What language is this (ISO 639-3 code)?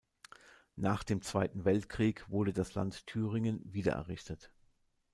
deu